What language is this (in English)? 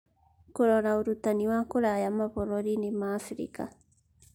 Kikuyu